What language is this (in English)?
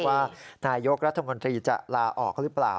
Thai